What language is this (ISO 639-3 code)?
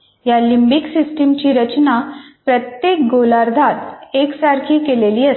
mar